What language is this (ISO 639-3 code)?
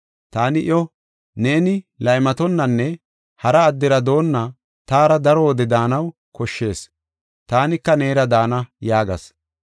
gof